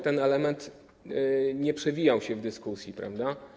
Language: Polish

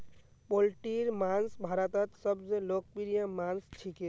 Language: Magahi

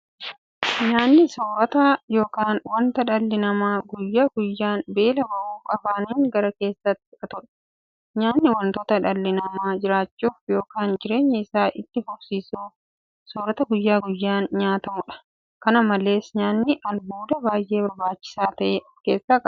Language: Oromo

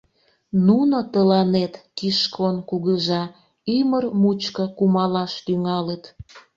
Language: Mari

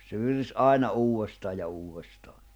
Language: Finnish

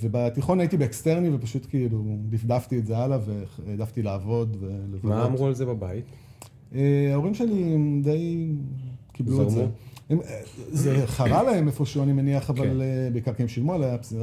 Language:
Hebrew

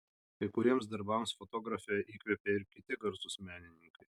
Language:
Lithuanian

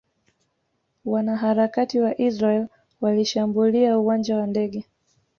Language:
Swahili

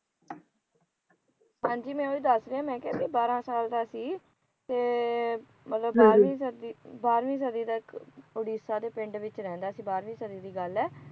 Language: Punjabi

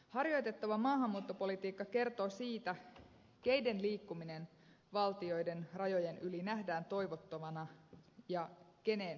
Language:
Finnish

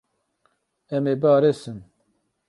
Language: Kurdish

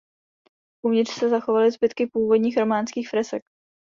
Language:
Czech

